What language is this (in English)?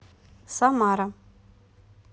Russian